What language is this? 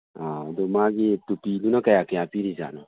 Manipuri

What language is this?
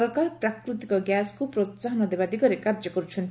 Odia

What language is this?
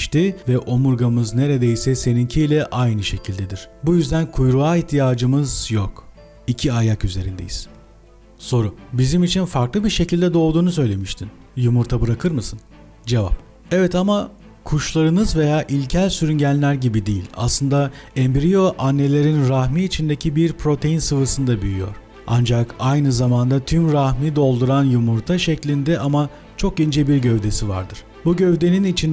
Turkish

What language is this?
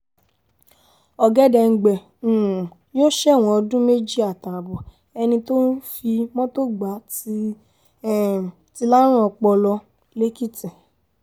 Yoruba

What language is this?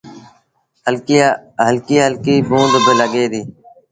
Sindhi Bhil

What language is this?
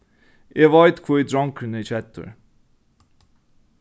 Faroese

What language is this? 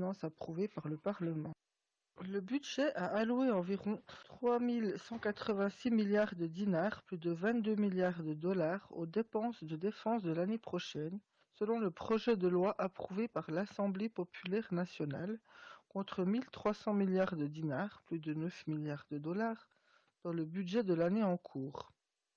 French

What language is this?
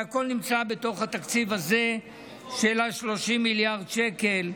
Hebrew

